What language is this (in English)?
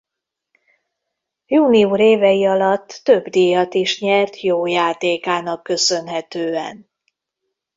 Hungarian